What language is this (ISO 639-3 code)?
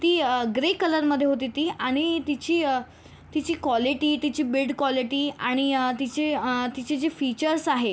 mar